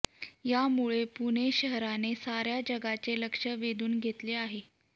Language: Marathi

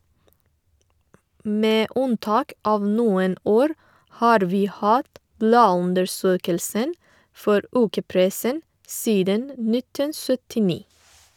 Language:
Norwegian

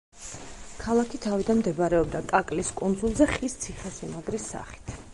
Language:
Georgian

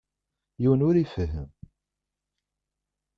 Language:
Kabyle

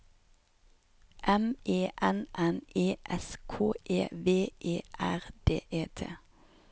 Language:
Norwegian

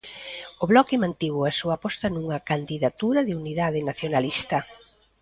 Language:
Galician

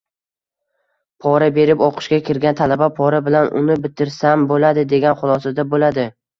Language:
Uzbek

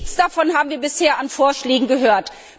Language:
German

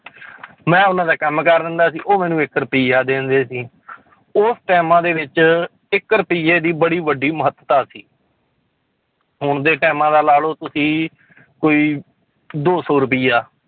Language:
Punjabi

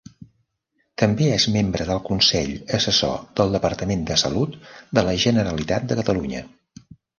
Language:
Catalan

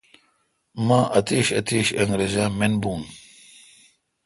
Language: Kalkoti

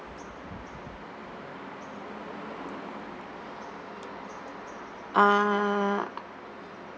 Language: English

